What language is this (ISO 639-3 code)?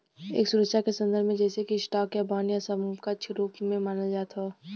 bho